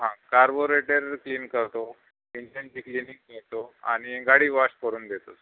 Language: Marathi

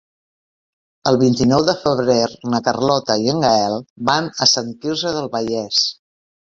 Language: Catalan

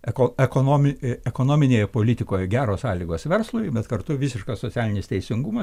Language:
Lithuanian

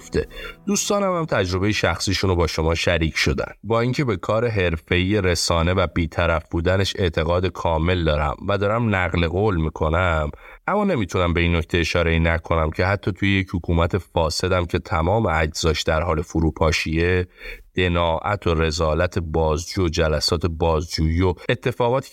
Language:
Persian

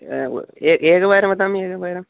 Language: Sanskrit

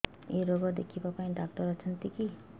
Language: Odia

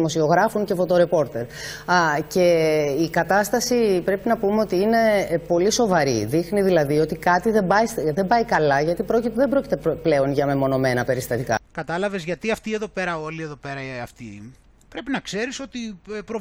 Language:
Greek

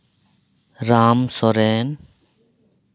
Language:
Santali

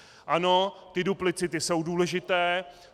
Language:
Czech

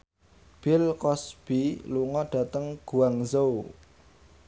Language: Javanese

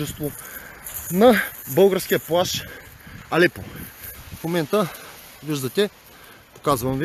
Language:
Bulgarian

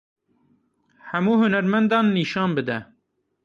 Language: Kurdish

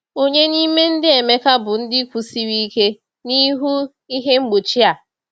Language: Igbo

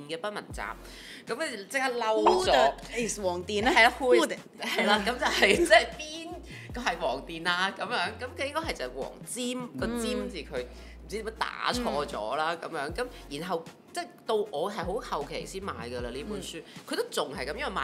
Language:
Chinese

